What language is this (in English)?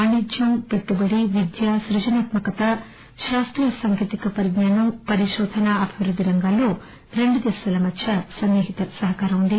Telugu